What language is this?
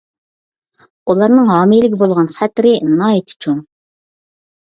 Uyghur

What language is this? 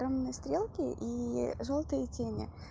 Russian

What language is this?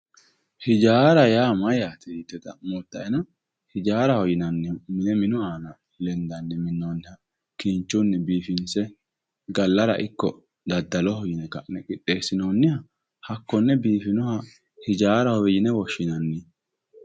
Sidamo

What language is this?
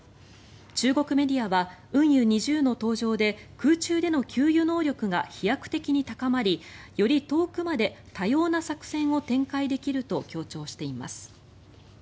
Japanese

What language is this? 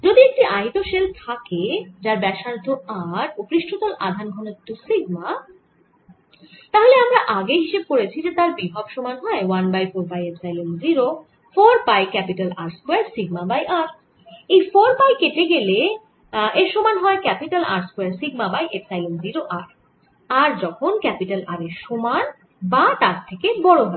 Bangla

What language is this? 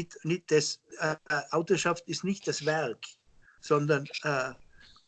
German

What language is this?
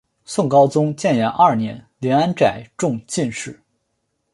Chinese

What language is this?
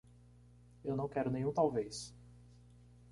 Portuguese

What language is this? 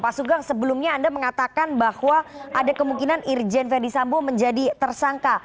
Indonesian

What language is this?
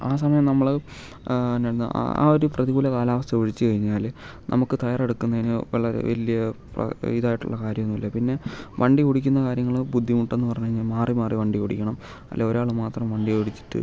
Malayalam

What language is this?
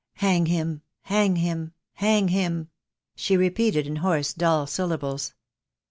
English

